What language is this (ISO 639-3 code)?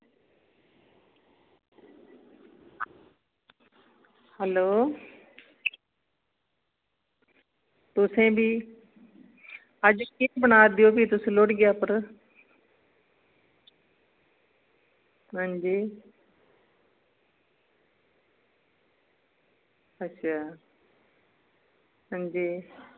doi